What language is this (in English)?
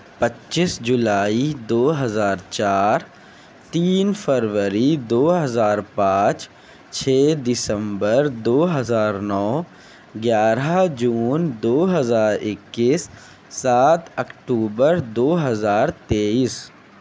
Urdu